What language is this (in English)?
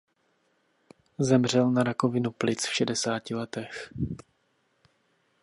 Czech